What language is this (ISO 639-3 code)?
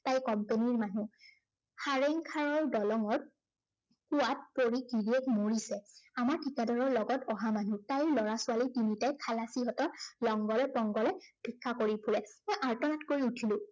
asm